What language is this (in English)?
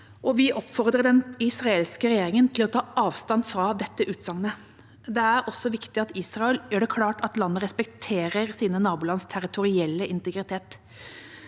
Norwegian